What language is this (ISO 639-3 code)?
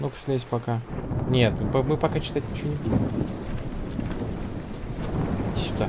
rus